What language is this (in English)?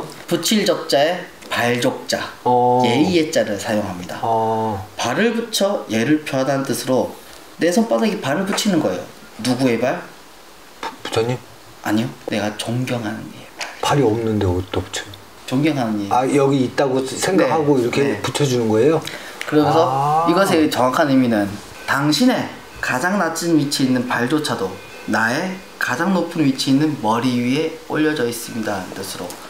Korean